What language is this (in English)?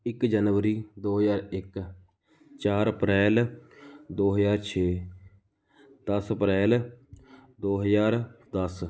Punjabi